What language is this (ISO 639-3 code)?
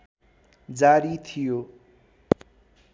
nep